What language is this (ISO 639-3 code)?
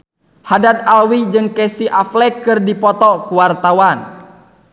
sun